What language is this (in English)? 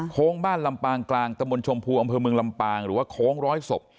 Thai